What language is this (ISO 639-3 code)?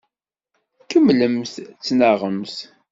kab